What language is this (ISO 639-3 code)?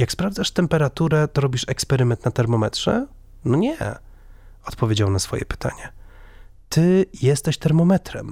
pol